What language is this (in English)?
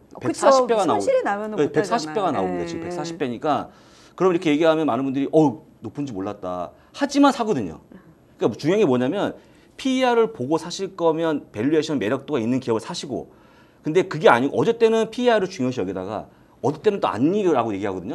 Korean